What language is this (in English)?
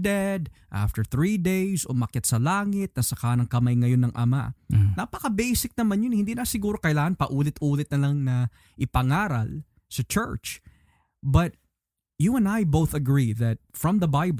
Filipino